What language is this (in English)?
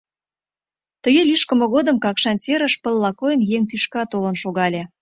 Mari